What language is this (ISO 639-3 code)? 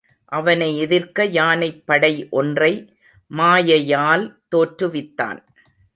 tam